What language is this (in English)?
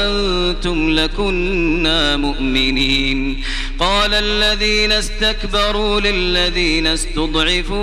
Arabic